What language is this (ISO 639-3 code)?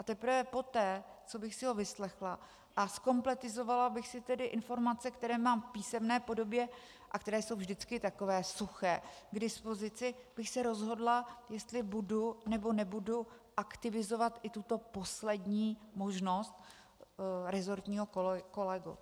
ces